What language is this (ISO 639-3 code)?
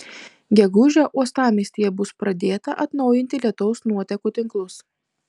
lit